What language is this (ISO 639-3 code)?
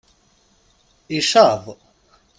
kab